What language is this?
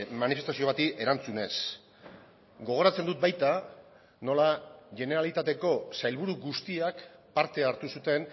Basque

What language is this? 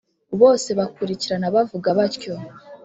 Kinyarwanda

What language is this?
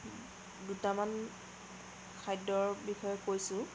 Assamese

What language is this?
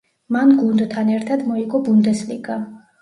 Georgian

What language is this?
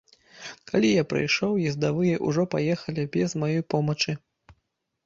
Belarusian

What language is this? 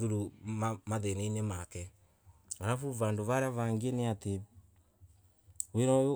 Embu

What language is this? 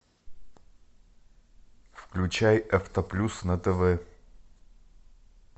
Russian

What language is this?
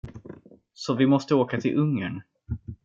Swedish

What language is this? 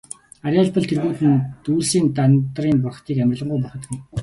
Mongolian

